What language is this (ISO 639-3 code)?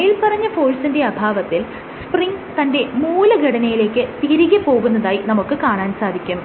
mal